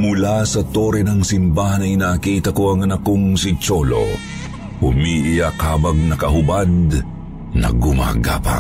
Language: Filipino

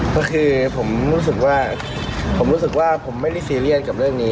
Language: Thai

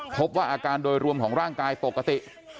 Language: Thai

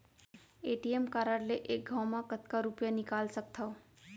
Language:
Chhattisgarhi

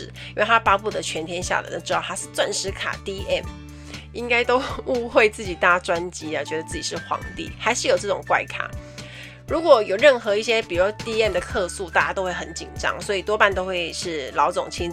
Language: Chinese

